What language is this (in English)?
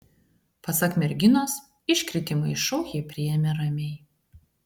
Lithuanian